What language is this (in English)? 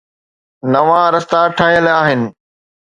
Sindhi